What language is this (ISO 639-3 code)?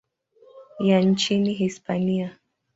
swa